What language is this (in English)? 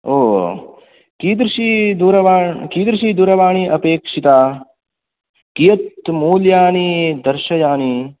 Sanskrit